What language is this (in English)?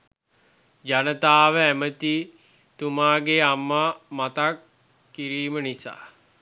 Sinhala